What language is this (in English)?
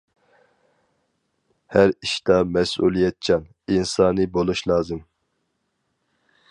Uyghur